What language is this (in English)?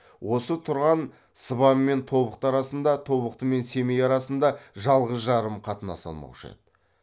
Kazakh